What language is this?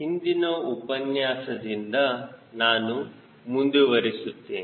Kannada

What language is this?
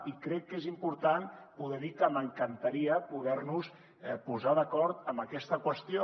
Catalan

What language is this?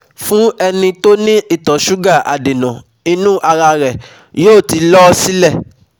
Yoruba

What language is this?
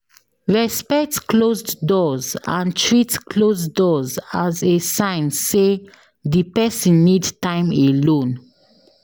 Nigerian Pidgin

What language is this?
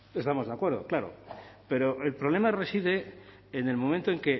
Spanish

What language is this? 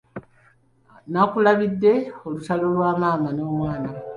Ganda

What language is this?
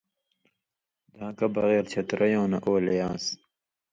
Indus Kohistani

